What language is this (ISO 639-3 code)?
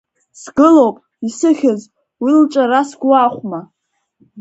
abk